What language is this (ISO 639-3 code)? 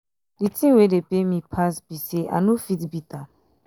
pcm